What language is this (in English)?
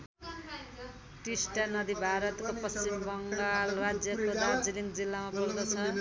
Nepali